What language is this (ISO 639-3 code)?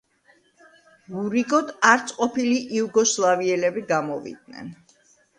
kat